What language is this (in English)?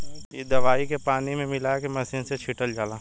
Bhojpuri